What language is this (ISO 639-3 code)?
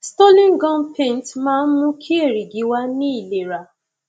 yor